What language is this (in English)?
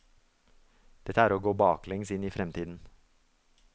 Norwegian